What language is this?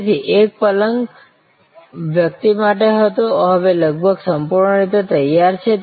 Gujarati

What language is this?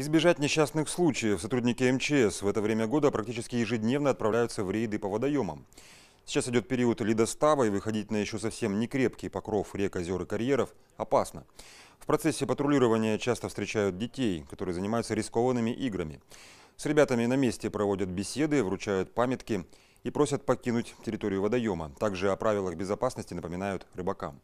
Russian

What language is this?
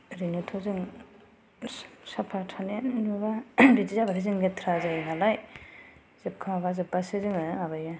Bodo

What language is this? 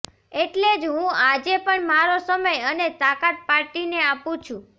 Gujarati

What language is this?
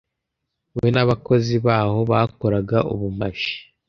Kinyarwanda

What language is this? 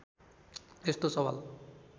Nepali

